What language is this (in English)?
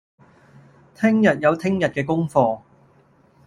Cantonese